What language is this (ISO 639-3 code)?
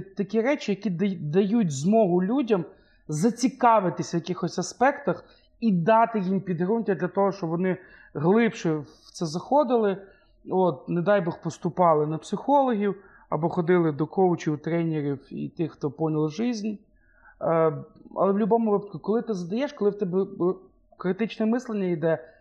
ukr